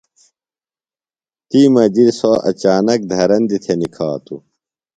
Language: Phalura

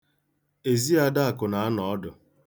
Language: Igbo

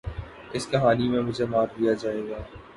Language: Urdu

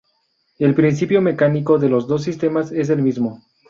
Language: Spanish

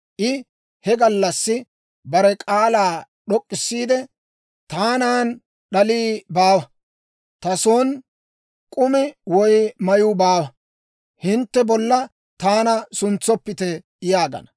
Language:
Dawro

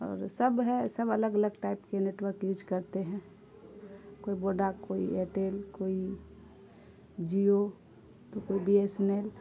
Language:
Urdu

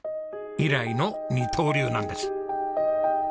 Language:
Japanese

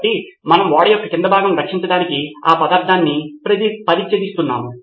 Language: Telugu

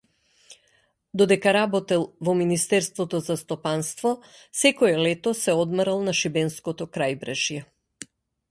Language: Macedonian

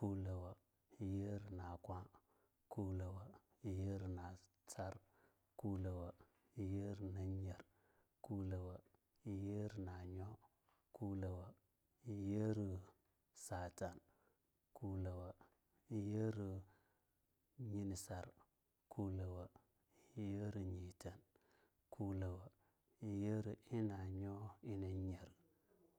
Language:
Longuda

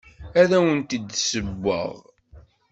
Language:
Kabyle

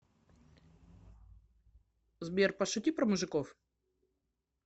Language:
Russian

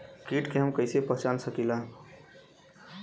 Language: Bhojpuri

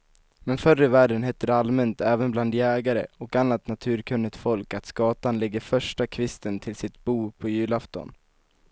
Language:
Swedish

